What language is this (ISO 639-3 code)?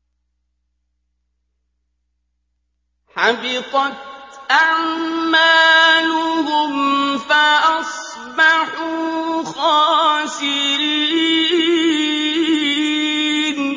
ara